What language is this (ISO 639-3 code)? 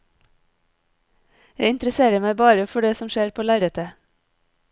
nor